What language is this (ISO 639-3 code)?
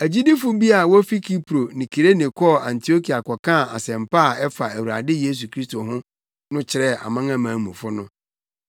aka